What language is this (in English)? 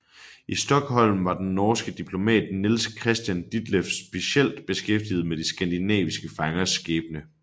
Danish